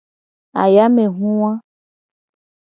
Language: Gen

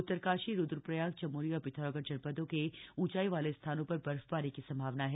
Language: Hindi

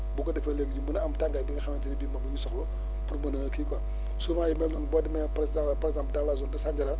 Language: Wolof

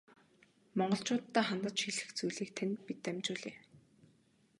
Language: Mongolian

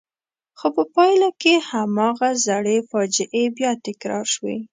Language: Pashto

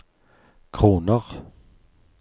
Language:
Norwegian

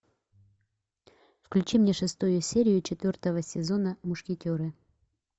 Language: Russian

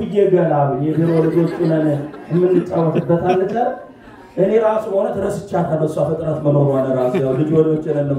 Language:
Arabic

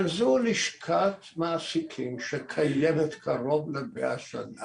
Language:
Hebrew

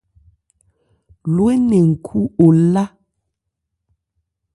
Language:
Ebrié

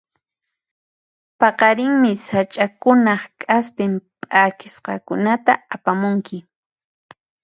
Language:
Puno Quechua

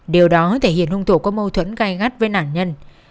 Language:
Vietnamese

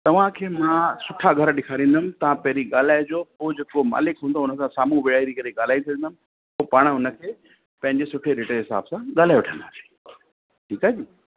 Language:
Sindhi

